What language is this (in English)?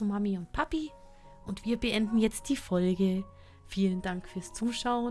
German